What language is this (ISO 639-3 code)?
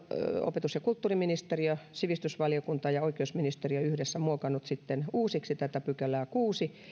fin